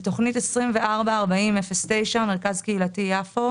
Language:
Hebrew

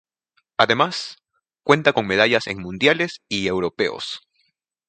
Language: Spanish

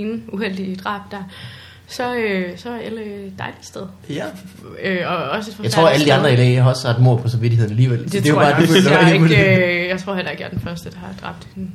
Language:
Danish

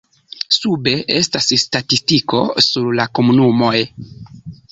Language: Esperanto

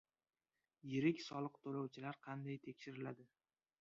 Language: Uzbek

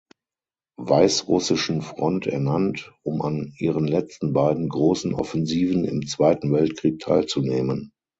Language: German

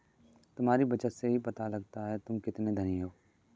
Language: Hindi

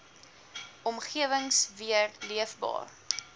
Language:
Afrikaans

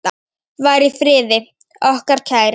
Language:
Icelandic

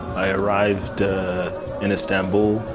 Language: English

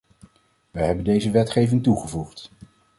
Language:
Dutch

